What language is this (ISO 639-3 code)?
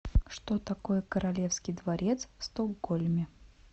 rus